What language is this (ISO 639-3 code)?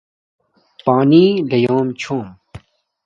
dmk